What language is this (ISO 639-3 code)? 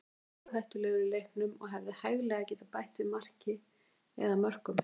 isl